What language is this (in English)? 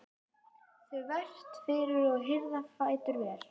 Icelandic